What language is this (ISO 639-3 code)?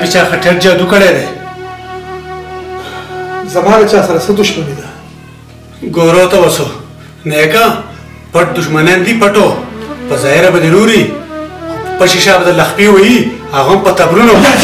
ara